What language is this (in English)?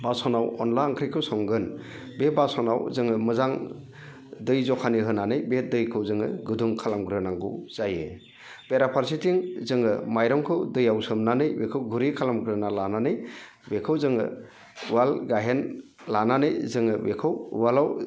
Bodo